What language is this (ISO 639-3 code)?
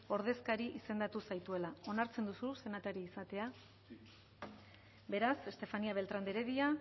eus